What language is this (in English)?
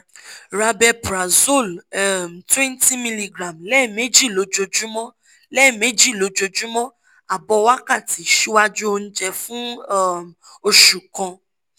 Yoruba